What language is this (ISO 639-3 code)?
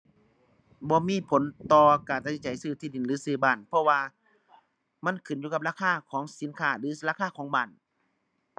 tha